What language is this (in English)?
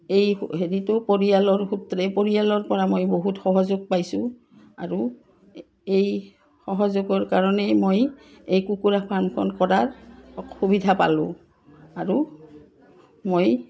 Assamese